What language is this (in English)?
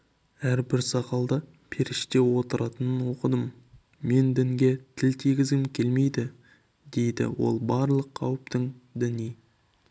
Kazakh